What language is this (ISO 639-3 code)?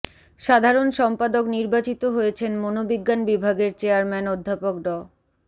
ben